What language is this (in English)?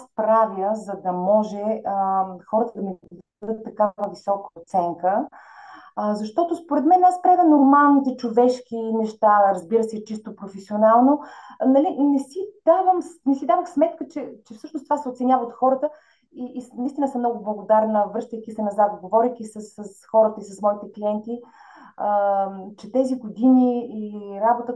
Bulgarian